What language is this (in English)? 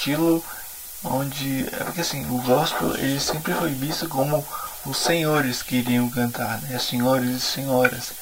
Portuguese